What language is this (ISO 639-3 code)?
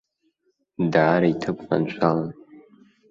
abk